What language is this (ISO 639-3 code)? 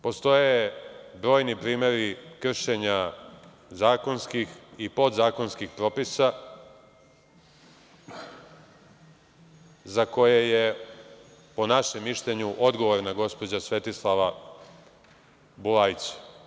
srp